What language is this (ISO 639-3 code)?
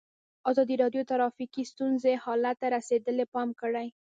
pus